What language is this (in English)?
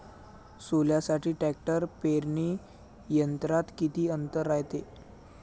Marathi